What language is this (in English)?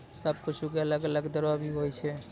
Maithili